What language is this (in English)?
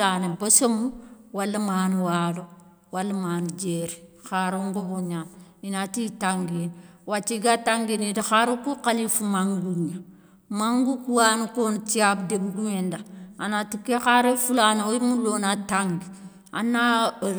Soninke